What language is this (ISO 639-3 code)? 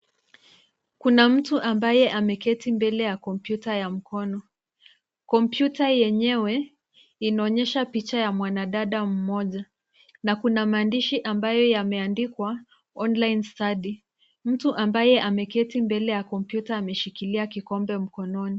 swa